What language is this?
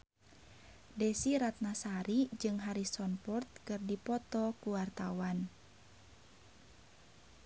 Sundanese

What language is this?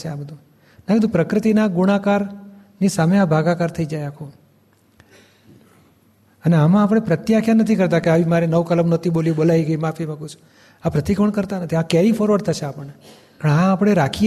Gujarati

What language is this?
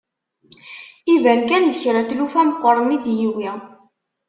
Kabyle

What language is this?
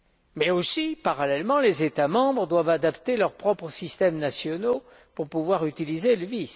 French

